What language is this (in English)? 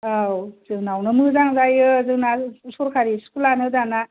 Bodo